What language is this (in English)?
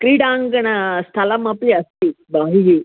Sanskrit